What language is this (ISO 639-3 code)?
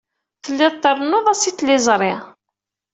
kab